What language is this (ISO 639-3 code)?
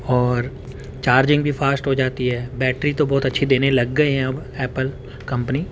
urd